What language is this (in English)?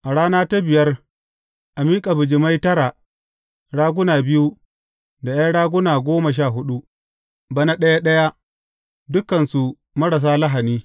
Hausa